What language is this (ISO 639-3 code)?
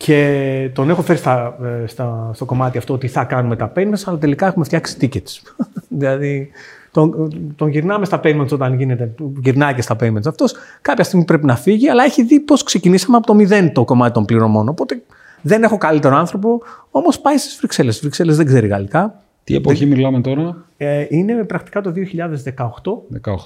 ell